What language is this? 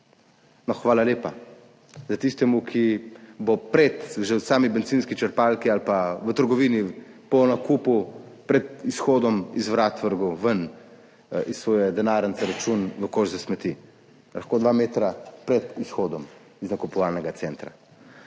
Slovenian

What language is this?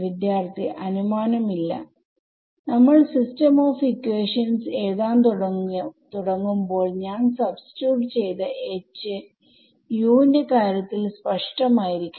Malayalam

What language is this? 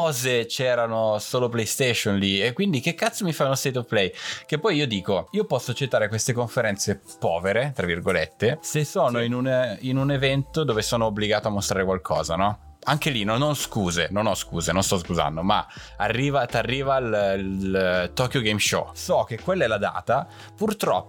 Italian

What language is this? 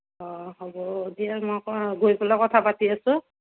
Assamese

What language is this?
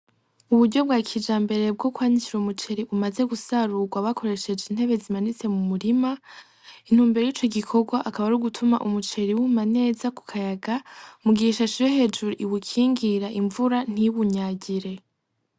Rundi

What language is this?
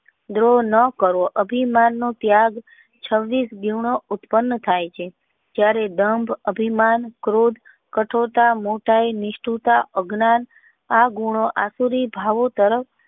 Gujarati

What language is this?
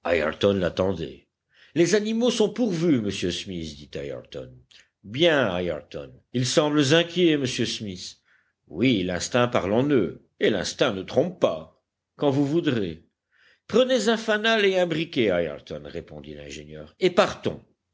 French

